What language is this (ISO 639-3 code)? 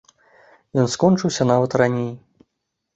bel